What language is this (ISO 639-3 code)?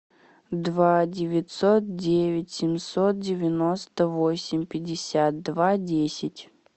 rus